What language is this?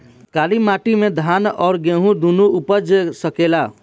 Bhojpuri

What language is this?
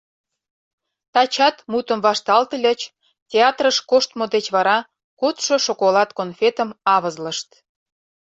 Mari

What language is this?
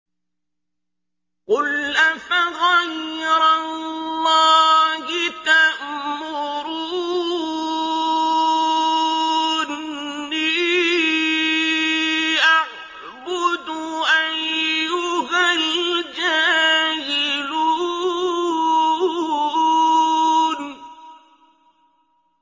Arabic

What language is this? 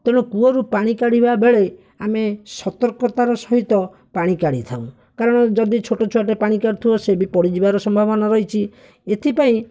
Odia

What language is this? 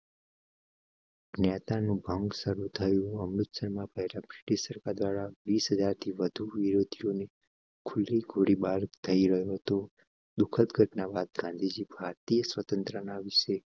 Gujarati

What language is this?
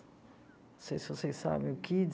Portuguese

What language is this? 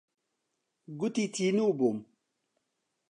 Central Kurdish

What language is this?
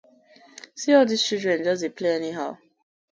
Nigerian Pidgin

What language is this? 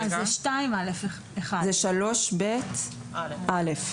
Hebrew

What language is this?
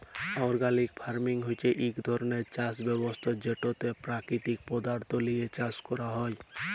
Bangla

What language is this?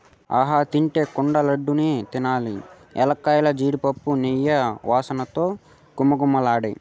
Telugu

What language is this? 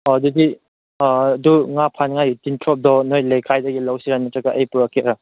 Manipuri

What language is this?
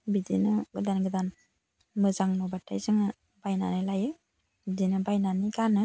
Bodo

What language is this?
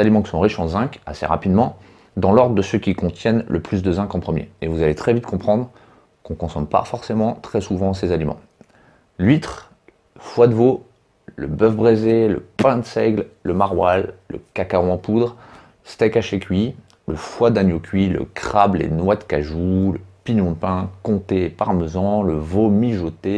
French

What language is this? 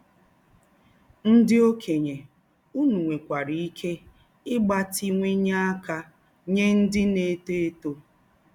Igbo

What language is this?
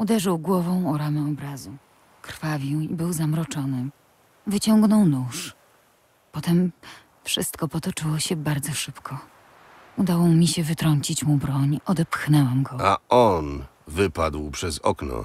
Polish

